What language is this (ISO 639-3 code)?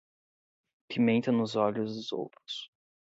por